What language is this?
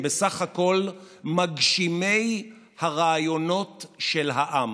Hebrew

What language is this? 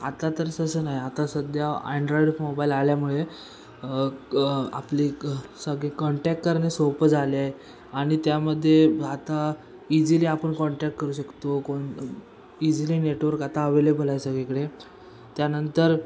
Marathi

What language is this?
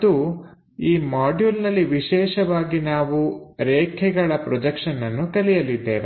Kannada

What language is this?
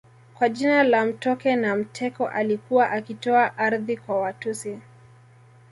Swahili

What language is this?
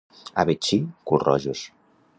Catalan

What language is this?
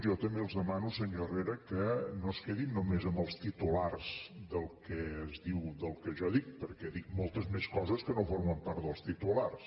Catalan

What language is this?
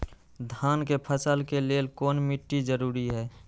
Magahi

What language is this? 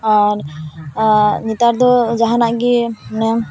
Santali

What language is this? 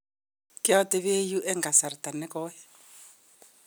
Kalenjin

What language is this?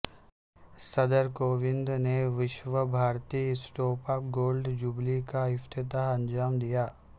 Urdu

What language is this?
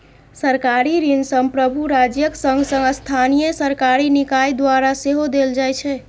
Maithili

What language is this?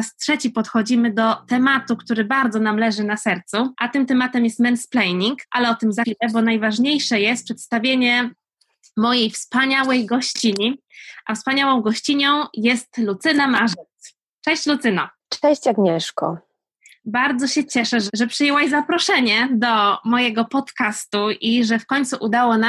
Polish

